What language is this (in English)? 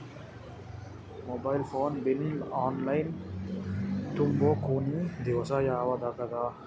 Kannada